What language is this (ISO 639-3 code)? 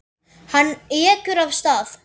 isl